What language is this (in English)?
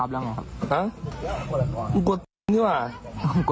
Thai